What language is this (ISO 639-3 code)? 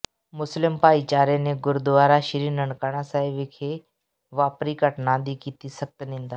pan